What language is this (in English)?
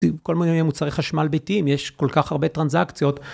Hebrew